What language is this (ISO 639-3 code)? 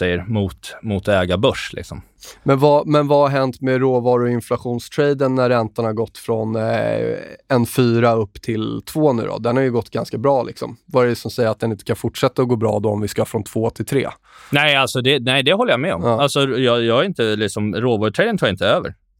swe